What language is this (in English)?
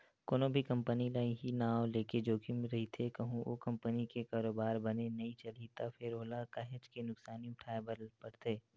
Chhattisgarhi